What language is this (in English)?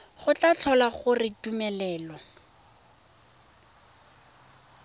Tswana